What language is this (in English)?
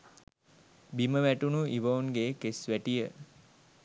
Sinhala